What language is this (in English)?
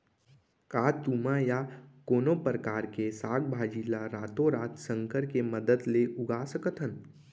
Chhattisgarhi